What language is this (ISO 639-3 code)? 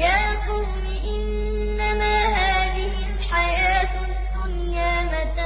ara